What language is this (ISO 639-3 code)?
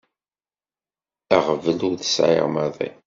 kab